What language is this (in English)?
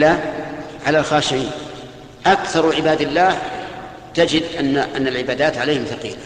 Arabic